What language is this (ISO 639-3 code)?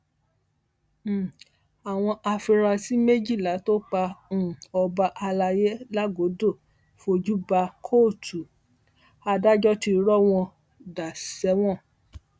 yor